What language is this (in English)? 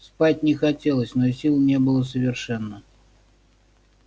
Russian